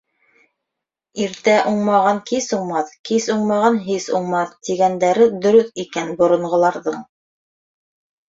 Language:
Bashkir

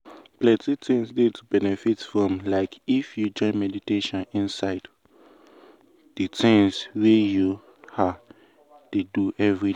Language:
Nigerian Pidgin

